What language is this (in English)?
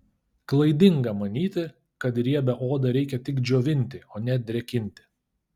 Lithuanian